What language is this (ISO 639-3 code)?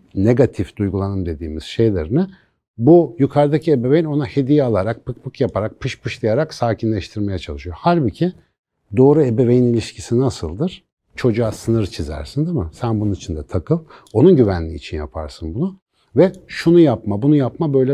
tur